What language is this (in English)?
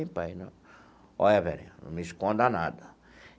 Portuguese